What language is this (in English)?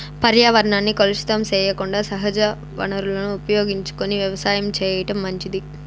Telugu